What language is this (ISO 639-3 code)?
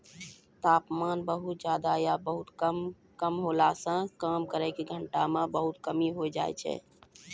mai